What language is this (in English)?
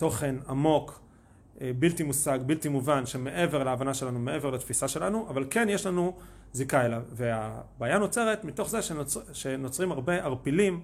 Hebrew